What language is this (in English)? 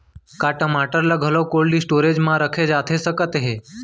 Chhattisgarhi